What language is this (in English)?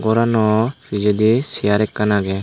Chakma